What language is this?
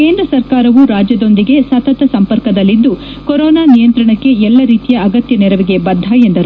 Kannada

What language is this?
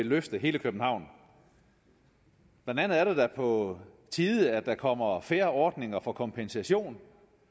Danish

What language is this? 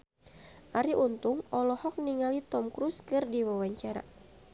Sundanese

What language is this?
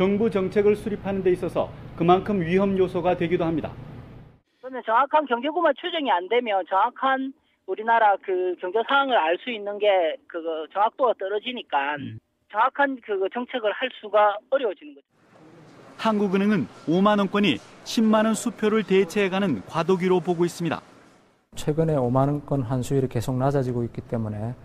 Korean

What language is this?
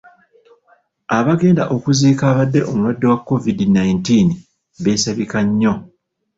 Ganda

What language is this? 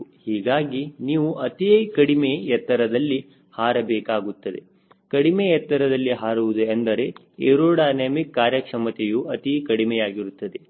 Kannada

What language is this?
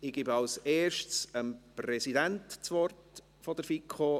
Swiss German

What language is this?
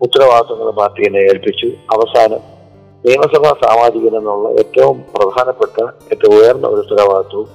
Malayalam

